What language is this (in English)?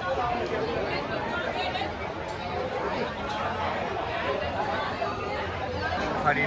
Korean